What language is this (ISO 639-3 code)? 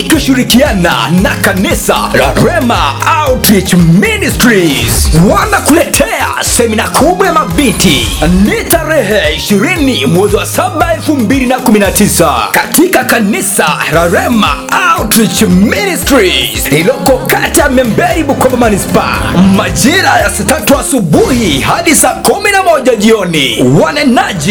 swa